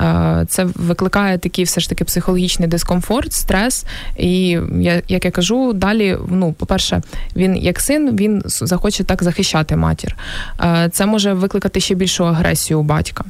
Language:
Ukrainian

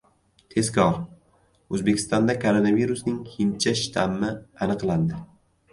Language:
Uzbek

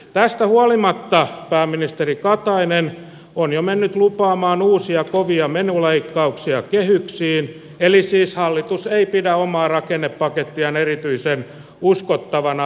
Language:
Finnish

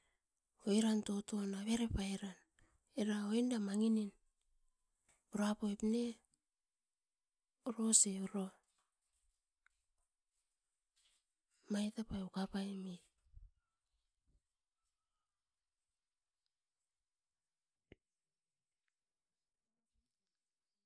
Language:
Askopan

